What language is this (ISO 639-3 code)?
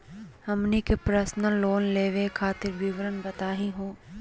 mag